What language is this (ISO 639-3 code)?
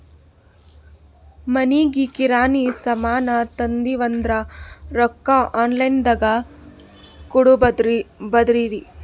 kan